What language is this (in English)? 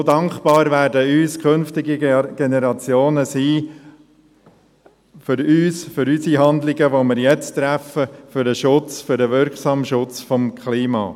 Swiss German